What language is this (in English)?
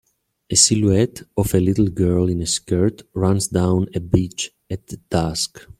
English